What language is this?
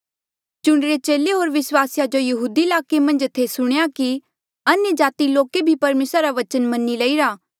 Mandeali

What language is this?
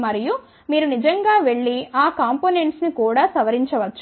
Telugu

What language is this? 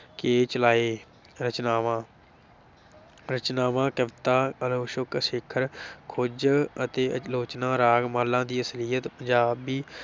Punjabi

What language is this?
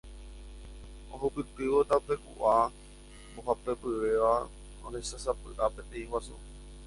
Guarani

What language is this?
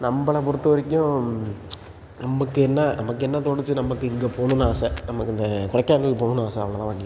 Tamil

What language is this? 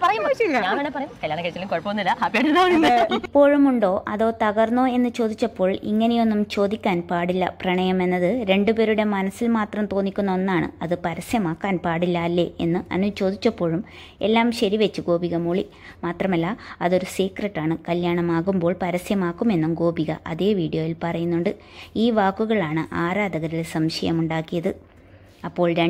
Romanian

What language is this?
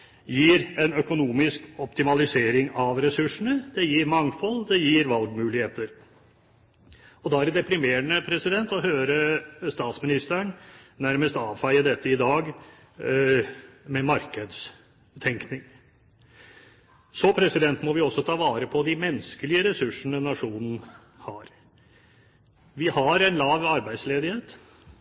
Norwegian Bokmål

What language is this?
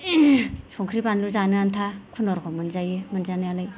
Bodo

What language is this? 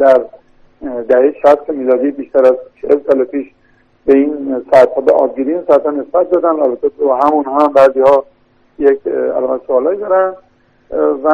Persian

